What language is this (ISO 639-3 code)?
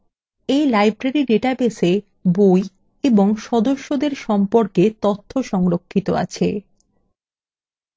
ben